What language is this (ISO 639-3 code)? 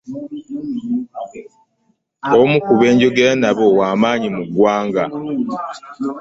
lug